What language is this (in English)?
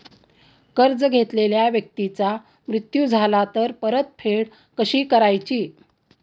Marathi